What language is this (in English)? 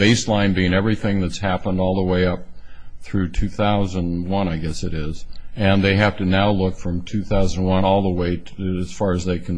English